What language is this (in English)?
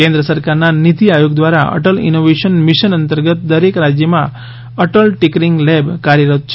Gujarati